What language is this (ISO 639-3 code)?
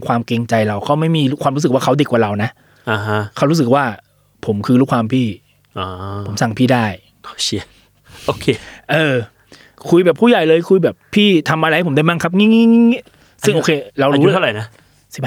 tha